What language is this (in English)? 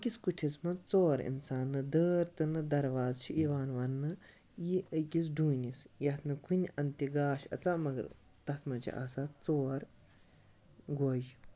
Kashmiri